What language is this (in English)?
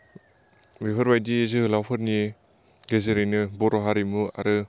Bodo